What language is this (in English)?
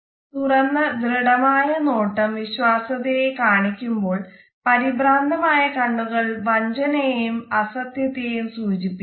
Malayalam